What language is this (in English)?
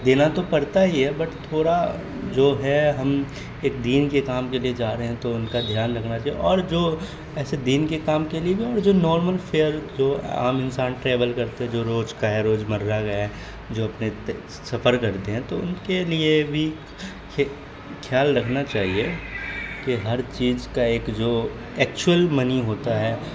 Urdu